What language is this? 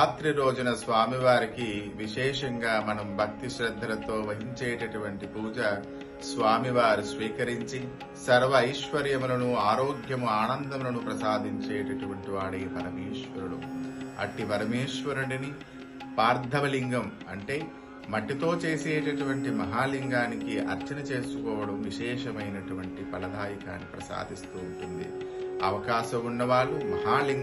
Telugu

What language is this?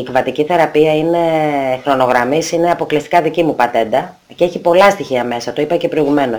Greek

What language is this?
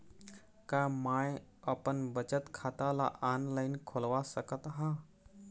Chhattisgarhi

